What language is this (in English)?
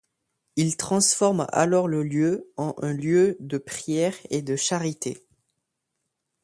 French